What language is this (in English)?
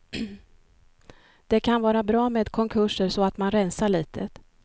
Swedish